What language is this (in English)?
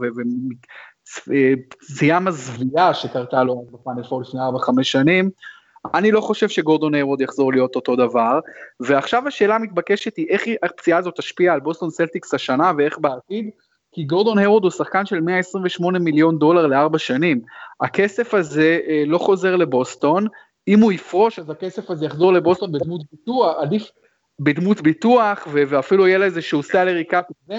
Hebrew